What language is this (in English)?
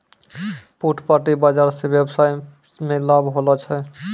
Maithili